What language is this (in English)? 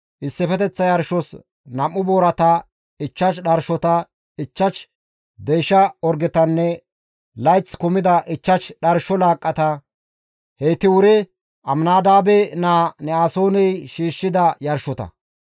Gamo